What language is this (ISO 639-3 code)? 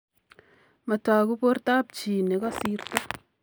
kln